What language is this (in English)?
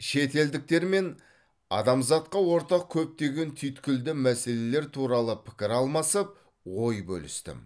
Kazakh